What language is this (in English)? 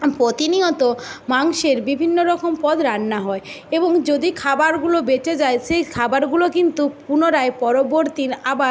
Bangla